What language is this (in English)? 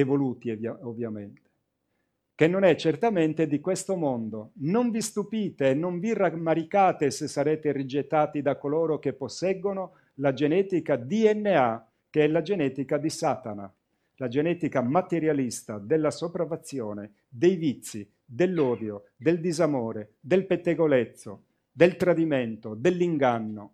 Italian